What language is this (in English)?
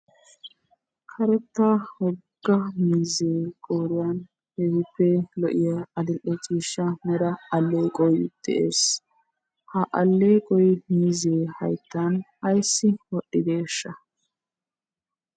Wolaytta